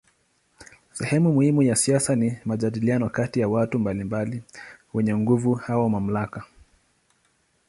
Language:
Swahili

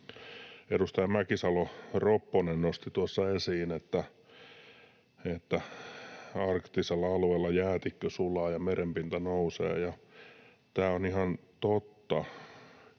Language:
Finnish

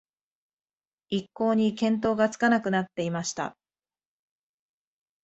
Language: Japanese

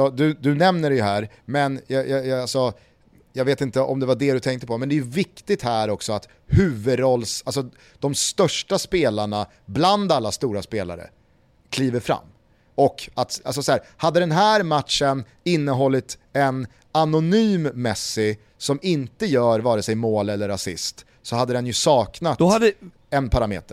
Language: Swedish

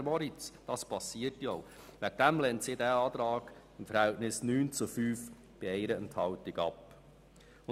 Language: Swiss German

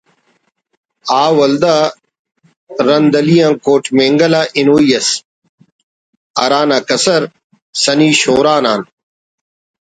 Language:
Brahui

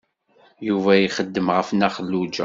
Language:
Kabyle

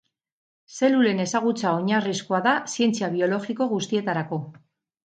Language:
Basque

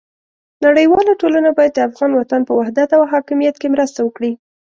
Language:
Pashto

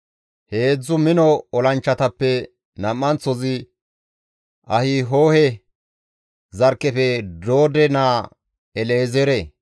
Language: Gamo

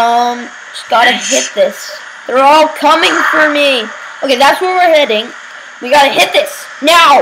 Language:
English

